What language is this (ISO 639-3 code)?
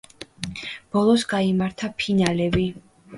kat